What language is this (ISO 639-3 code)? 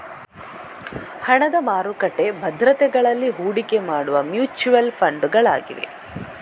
kan